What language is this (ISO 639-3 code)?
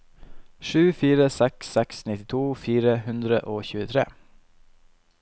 nor